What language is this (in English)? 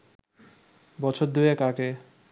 Bangla